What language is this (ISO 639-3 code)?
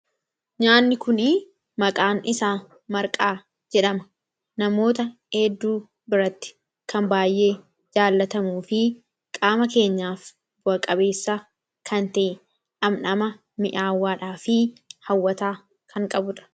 orm